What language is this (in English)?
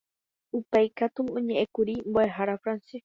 Guarani